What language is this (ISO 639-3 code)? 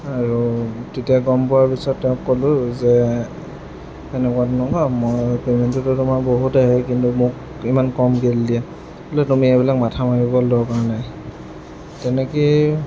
asm